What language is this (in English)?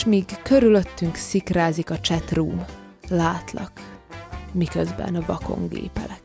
Hungarian